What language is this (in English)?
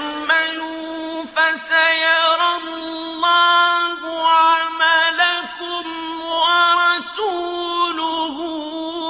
Arabic